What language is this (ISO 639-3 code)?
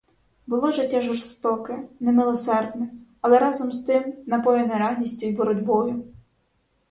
ukr